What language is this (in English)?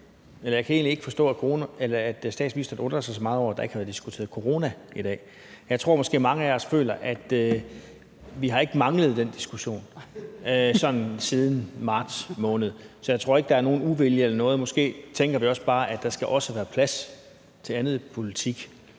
Danish